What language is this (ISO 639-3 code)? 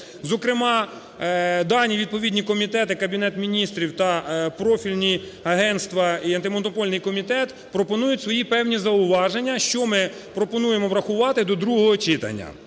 ukr